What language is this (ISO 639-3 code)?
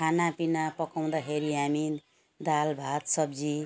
nep